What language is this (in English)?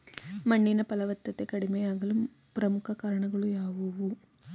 Kannada